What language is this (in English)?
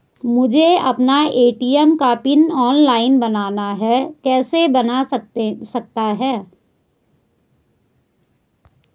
Hindi